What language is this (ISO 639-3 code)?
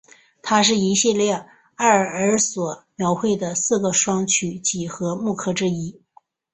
zho